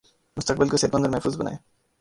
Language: Urdu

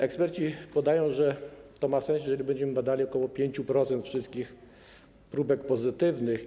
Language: Polish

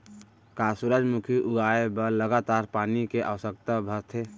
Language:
Chhattisgarhi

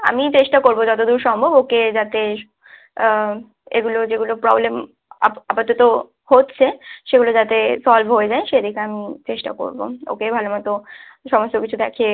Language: Bangla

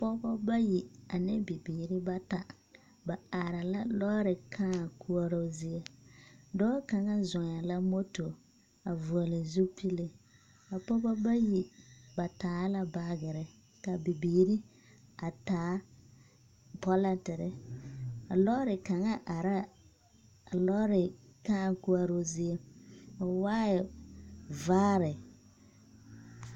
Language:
Southern Dagaare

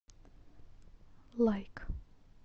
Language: Russian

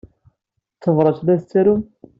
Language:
Kabyle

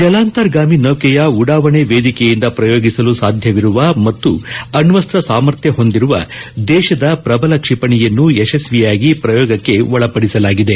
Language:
Kannada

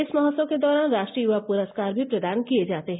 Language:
Hindi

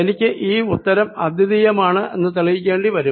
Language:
Malayalam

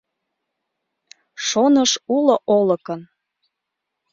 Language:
Mari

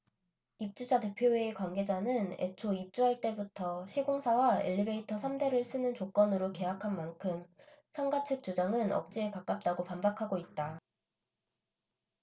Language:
Korean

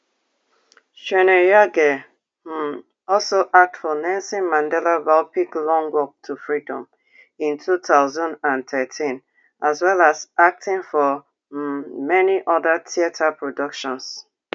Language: Nigerian Pidgin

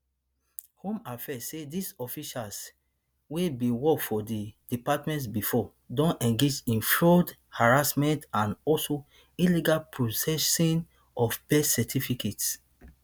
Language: Nigerian Pidgin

